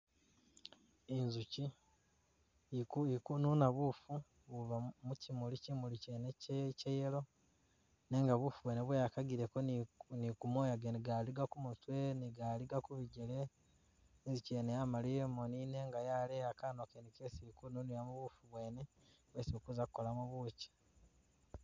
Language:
Masaaba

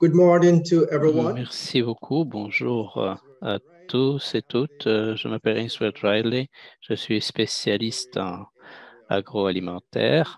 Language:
French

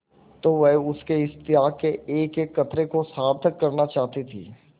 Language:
Hindi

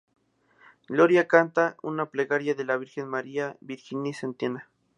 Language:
Spanish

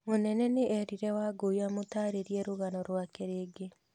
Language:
Kikuyu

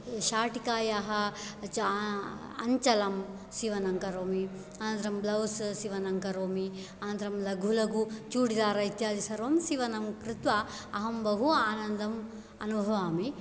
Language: Sanskrit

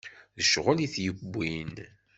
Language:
Kabyle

